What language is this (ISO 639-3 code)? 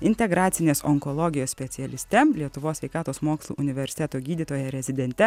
lit